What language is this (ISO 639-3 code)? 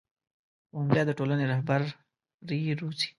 pus